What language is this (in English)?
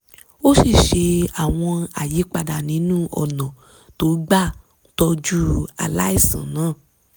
Yoruba